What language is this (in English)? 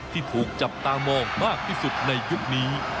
Thai